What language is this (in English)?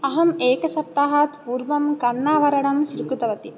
Sanskrit